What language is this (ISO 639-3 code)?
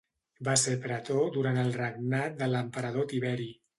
cat